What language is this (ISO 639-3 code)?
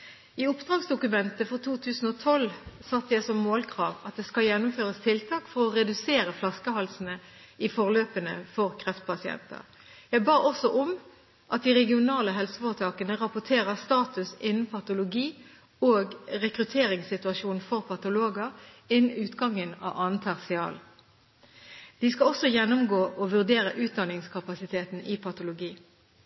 nob